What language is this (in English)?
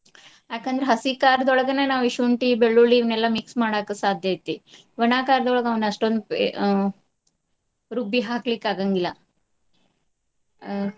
Kannada